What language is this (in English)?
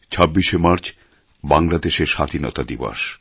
Bangla